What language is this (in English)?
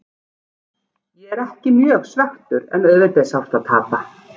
Icelandic